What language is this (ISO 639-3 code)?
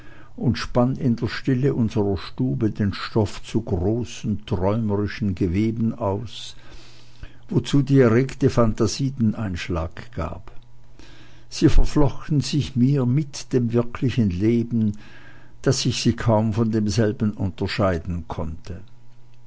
deu